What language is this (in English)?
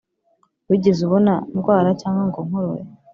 Kinyarwanda